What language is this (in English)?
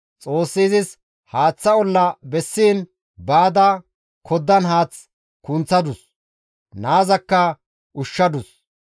Gamo